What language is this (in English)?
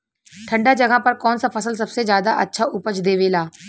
Bhojpuri